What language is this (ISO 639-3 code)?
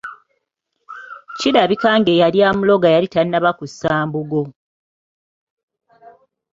lug